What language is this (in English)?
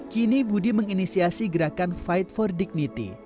Indonesian